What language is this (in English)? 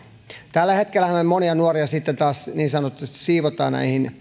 Finnish